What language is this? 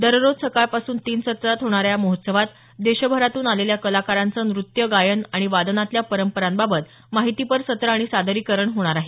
Marathi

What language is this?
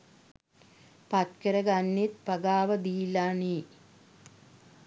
Sinhala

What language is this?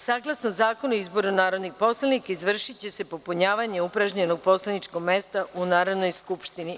Serbian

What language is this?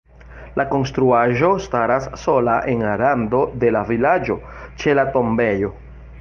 Esperanto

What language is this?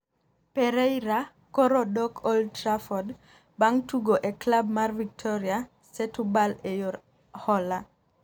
Luo (Kenya and Tanzania)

